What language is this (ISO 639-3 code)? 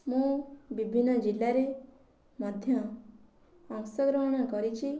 ori